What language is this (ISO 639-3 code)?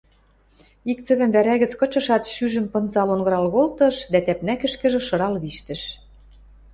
mrj